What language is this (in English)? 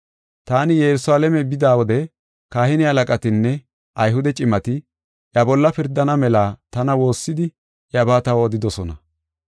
Gofa